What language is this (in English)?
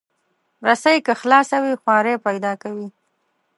Pashto